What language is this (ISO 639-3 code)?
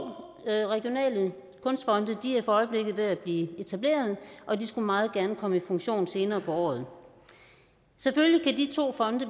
dan